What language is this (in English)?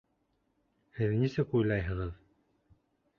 Bashkir